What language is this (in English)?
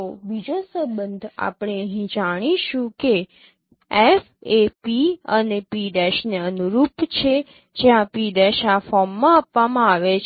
Gujarati